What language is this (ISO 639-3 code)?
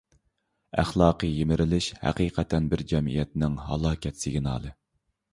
uig